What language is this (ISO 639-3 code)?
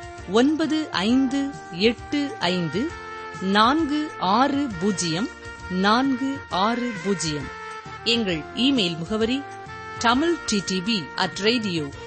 tam